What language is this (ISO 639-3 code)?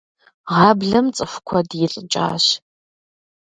kbd